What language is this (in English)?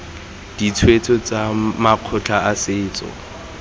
Tswana